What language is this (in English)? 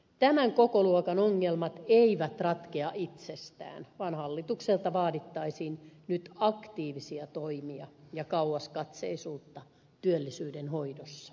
Finnish